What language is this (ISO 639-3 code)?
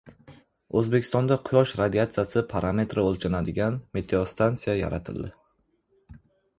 uzb